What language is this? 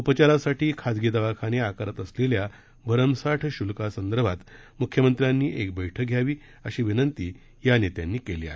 Marathi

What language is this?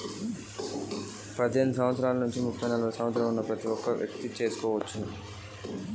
Telugu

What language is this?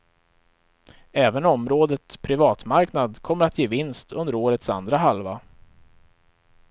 Swedish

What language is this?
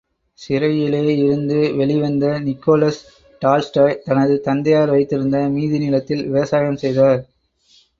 Tamil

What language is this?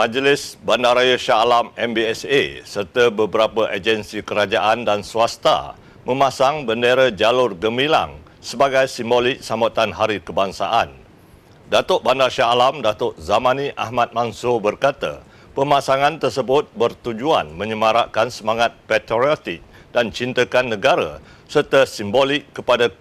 Malay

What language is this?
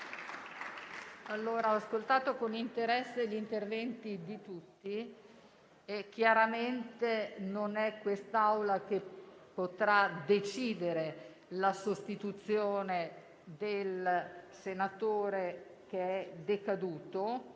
Italian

